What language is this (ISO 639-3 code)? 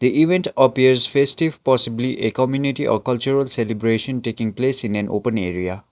eng